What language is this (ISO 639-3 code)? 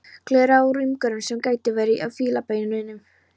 isl